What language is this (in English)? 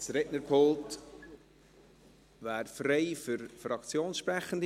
Swiss German